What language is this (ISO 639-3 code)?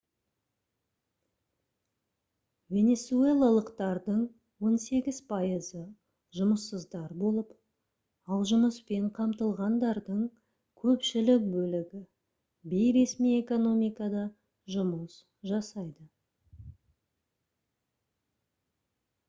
kaz